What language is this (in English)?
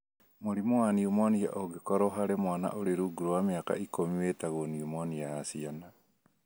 Kikuyu